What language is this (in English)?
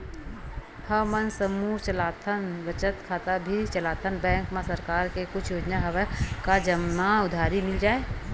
Chhattisgarhi